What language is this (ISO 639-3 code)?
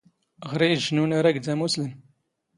zgh